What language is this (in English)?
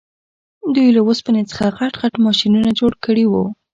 Pashto